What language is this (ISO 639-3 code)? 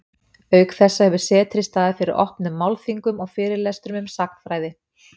isl